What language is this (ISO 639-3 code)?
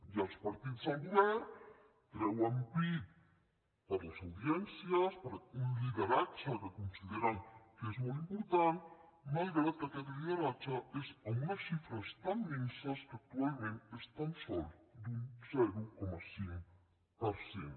cat